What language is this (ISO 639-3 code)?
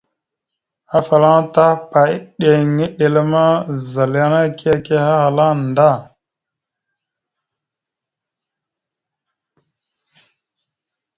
mxu